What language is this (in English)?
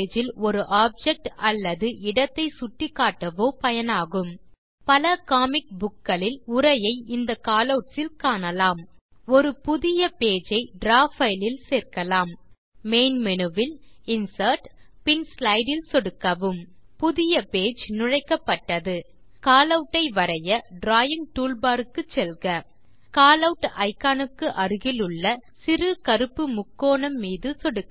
Tamil